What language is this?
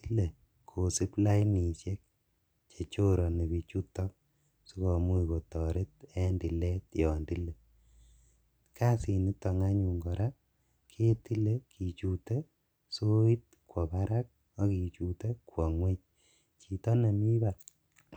Kalenjin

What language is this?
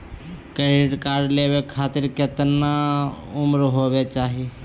Magahi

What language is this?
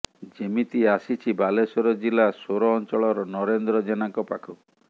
Odia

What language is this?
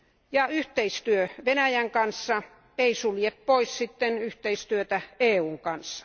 Finnish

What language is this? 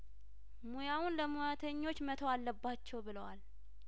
Amharic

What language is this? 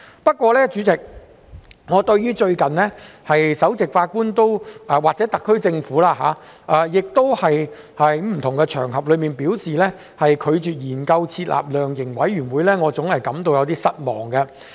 Cantonese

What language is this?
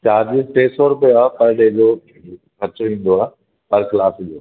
Sindhi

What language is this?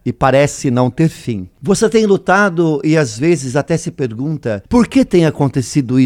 Portuguese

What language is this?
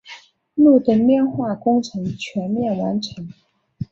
Chinese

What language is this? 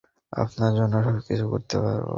Bangla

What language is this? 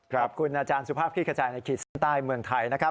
Thai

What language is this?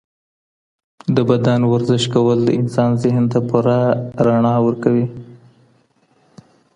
Pashto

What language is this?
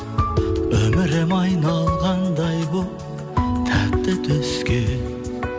Kazakh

